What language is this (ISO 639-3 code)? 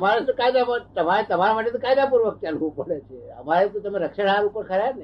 guj